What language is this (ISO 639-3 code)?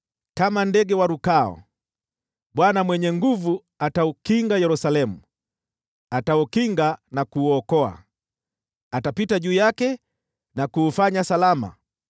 swa